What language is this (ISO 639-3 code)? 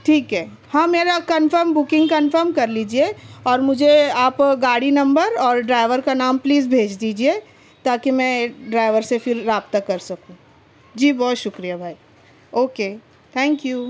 urd